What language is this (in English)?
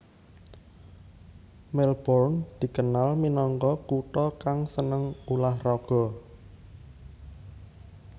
Javanese